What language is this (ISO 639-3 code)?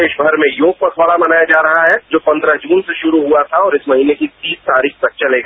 hin